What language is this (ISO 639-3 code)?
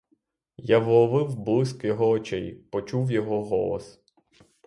ukr